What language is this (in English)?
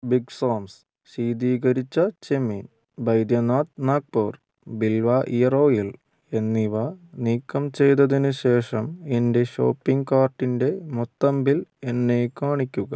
Malayalam